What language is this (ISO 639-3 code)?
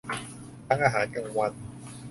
tha